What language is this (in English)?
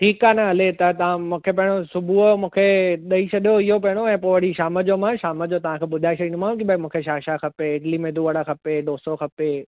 Sindhi